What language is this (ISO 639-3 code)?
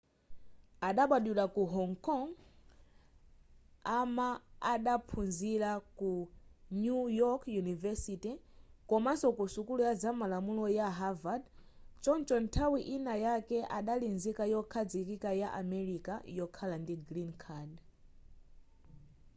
nya